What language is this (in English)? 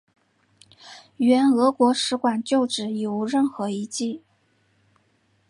Chinese